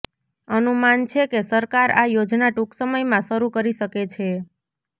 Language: Gujarati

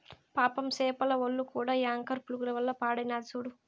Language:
Telugu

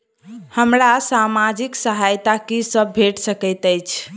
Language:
Maithili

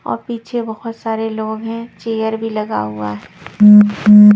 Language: Hindi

